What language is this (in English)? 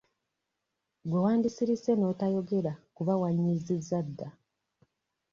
Ganda